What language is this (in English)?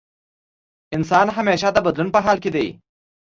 Pashto